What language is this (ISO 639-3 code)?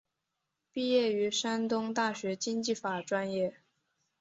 zho